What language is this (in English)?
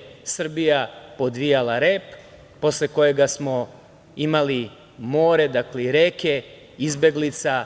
Serbian